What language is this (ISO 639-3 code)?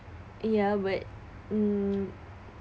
eng